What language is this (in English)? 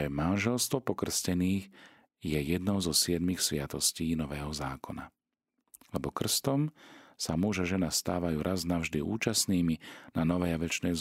Slovak